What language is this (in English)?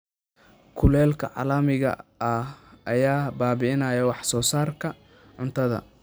Somali